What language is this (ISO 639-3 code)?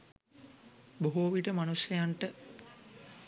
sin